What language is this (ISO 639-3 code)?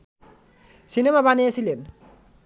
ben